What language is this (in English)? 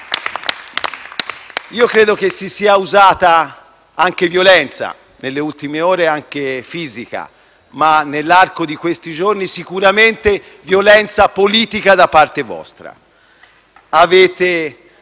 Italian